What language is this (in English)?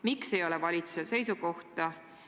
Estonian